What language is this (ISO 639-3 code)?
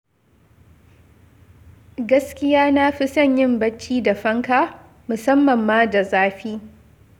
hau